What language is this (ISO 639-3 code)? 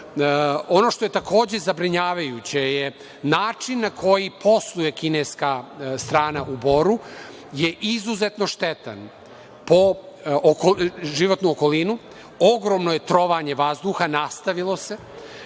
srp